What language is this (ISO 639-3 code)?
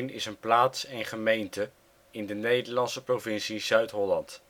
nld